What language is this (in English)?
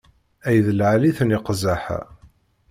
Kabyle